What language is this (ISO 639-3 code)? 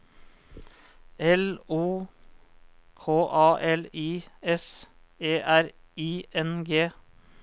nor